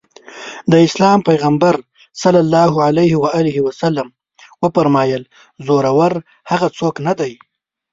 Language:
Pashto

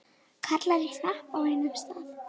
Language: Icelandic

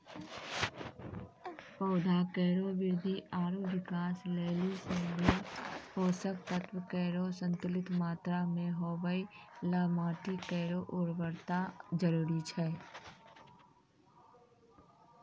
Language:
Maithili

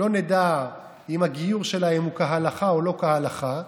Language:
Hebrew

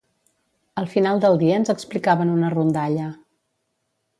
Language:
Catalan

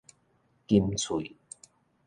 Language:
Min Nan Chinese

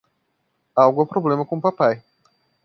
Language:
Portuguese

